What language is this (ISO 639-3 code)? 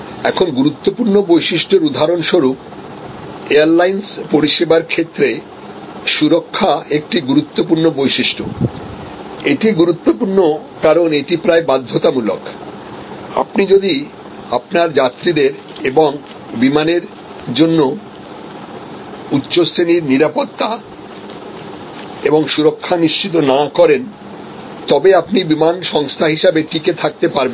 ben